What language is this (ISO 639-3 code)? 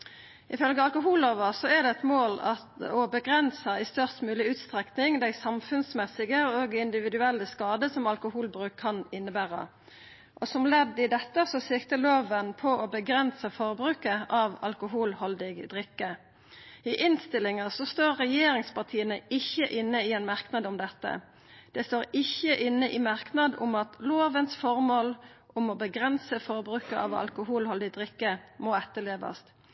nno